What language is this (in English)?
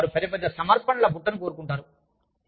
Telugu